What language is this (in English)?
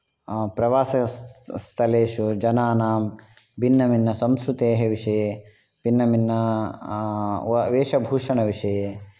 Sanskrit